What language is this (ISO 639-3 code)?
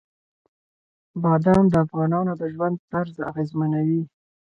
pus